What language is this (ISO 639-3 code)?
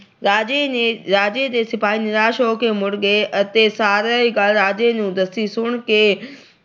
pan